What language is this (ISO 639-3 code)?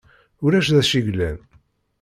kab